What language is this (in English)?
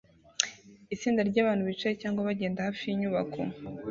Kinyarwanda